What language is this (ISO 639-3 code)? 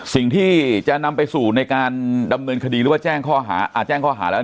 tha